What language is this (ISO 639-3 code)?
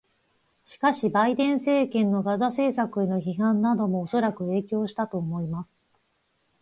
jpn